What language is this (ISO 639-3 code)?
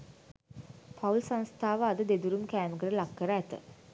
sin